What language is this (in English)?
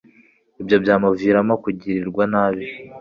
Kinyarwanda